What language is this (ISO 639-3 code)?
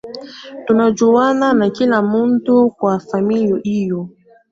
swa